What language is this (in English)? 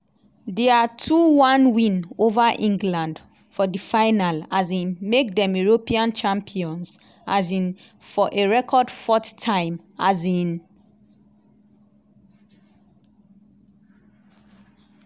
Nigerian Pidgin